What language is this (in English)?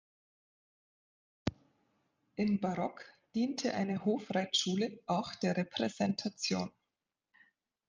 German